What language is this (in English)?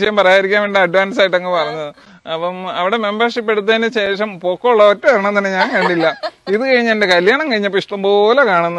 Arabic